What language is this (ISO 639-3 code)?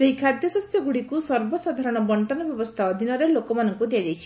ori